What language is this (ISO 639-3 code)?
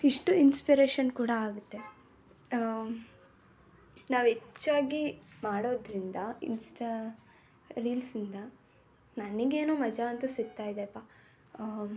kan